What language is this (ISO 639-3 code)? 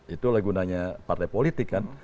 ind